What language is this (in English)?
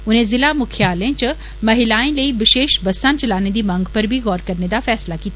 Dogri